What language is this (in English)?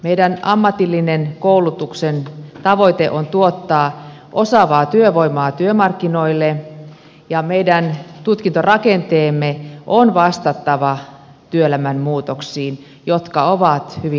Finnish